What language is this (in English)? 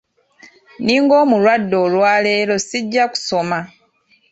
Ganda